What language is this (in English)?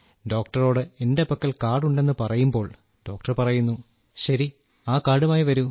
Malayalam